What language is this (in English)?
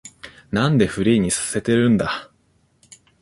Japanese